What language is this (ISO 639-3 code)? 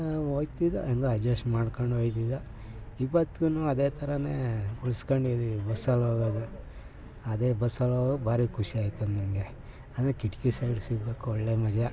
kan